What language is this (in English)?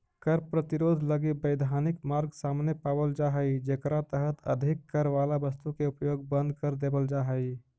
Magahi